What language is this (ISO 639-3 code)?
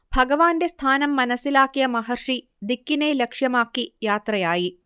mal